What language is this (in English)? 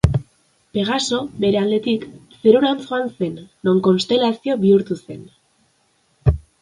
Basque